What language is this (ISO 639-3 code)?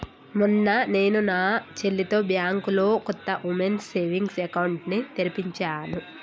tel